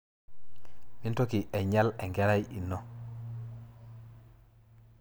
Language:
Masai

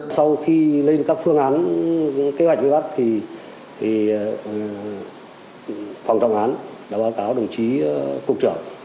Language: Vietnamese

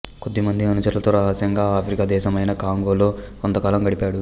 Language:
Telugu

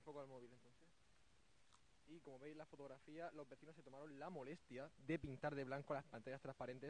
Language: Spanish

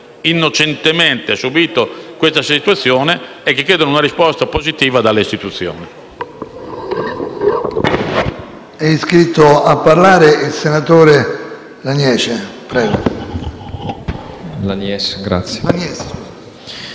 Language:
Italian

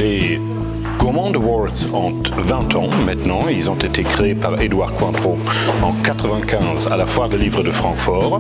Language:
French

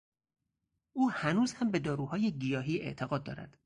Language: Persian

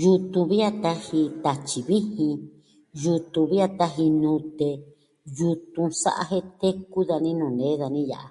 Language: Southwestern Tlaxiaco Mixtec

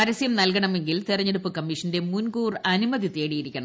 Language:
Malayalam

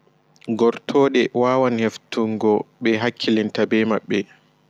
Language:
Fula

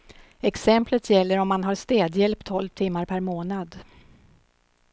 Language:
Swedish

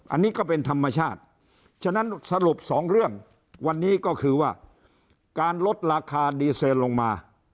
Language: Thai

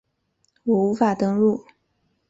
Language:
Chinese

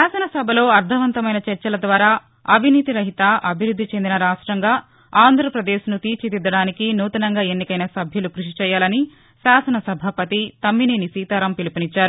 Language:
Telugu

